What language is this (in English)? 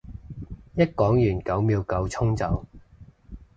Cantonese